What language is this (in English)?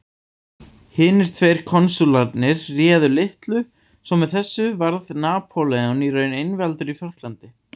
Icelandic